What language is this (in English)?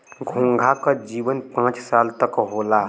Bhojpuri